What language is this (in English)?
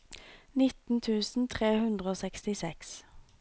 Norwegian